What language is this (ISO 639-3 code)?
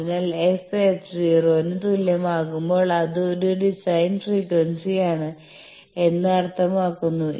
mal